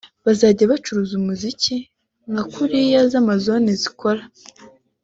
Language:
Kinyarwanda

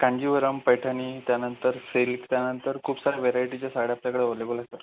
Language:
Marathi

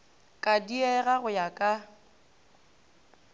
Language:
Northern Sotho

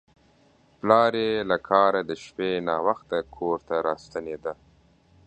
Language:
Pashto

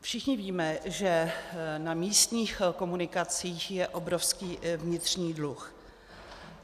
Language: Czech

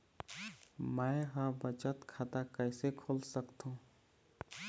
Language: Chhattisgarhi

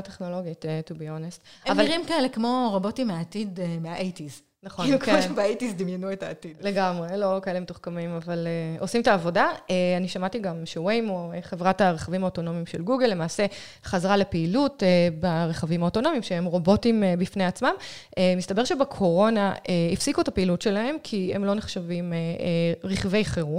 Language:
Hebrew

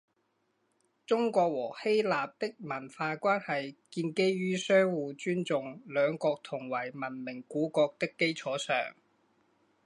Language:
Chinese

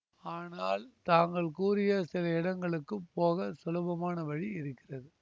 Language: Tamil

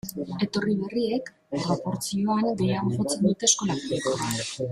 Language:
Basque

